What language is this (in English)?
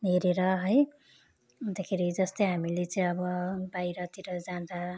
Nepali